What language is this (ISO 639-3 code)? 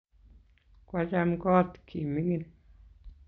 kln